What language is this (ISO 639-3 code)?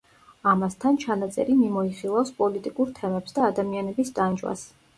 kat